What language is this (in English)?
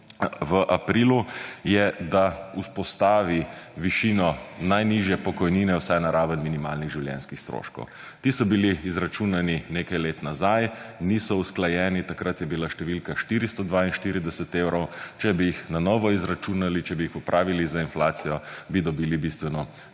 Slovenian